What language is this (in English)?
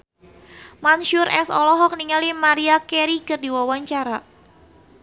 Sundanese